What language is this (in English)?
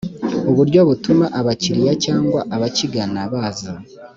Kinyarwanda